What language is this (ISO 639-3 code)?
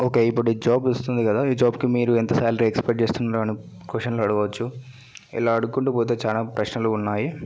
tel